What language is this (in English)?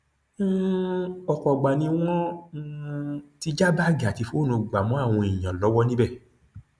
Yoruba